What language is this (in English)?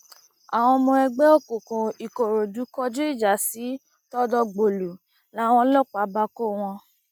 Yoruba